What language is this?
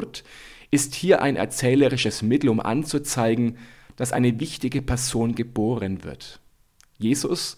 German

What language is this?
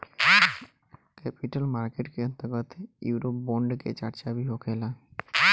Bhojpuri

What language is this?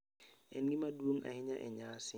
Luo (Kenya and Tanzania)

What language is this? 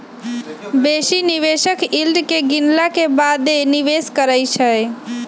Magahi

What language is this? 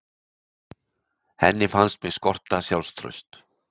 Icelandic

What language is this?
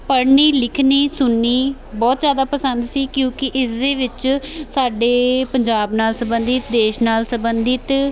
Punjabi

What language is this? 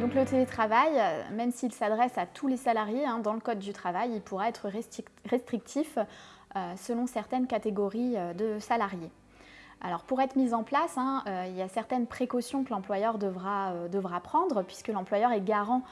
French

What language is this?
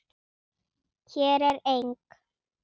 Icelandic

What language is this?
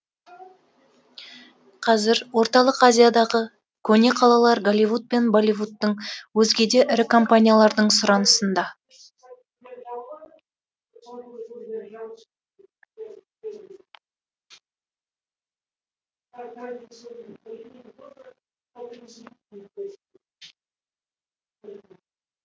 Kazakh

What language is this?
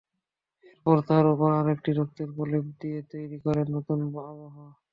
Bangla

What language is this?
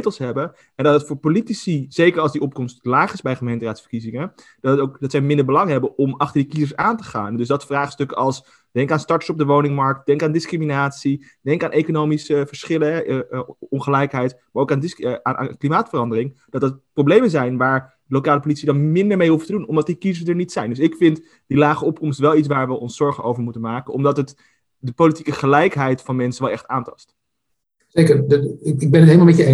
Dutch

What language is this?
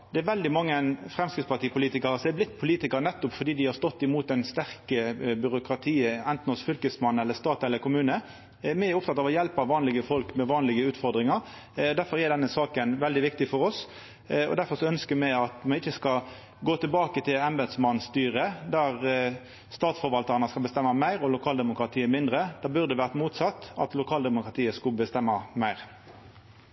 Norwegian Nynorsk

